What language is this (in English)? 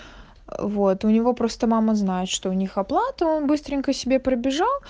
Russian